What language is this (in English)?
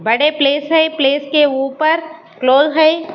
Hindi